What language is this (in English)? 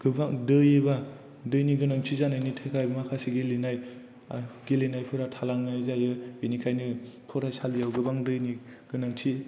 Bodo